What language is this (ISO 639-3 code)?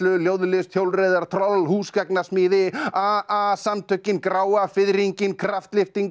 isl